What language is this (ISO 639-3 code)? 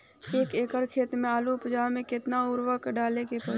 bho